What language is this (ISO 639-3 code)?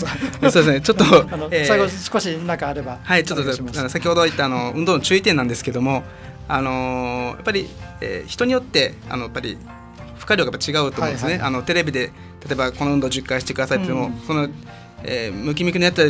jpn